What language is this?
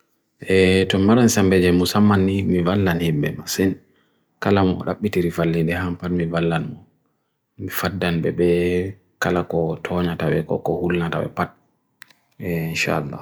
Bagirmi Fulfulde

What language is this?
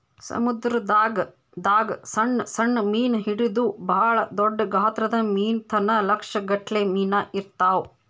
Kannada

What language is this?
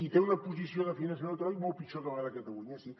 Catalan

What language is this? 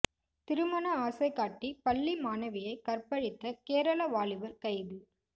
Tamil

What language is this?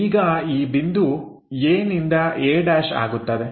Kannada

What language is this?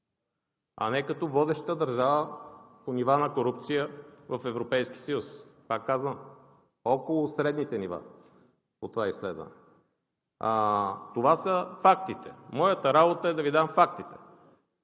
Bulgarian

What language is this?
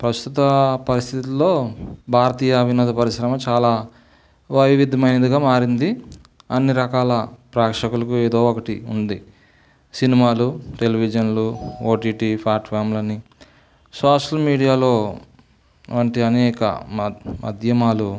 Telugu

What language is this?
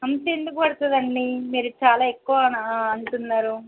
Telugu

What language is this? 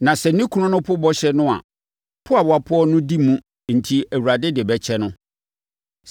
Akan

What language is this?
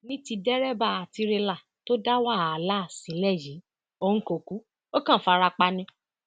Yoruba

